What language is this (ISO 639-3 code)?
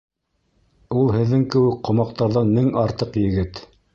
bak